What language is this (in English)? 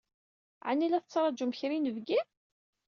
Kabyle